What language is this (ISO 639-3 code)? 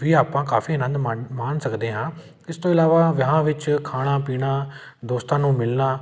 pan